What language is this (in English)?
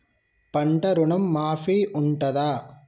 Telugu